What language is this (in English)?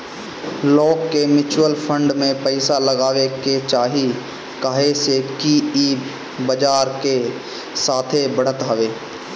Bhojpuri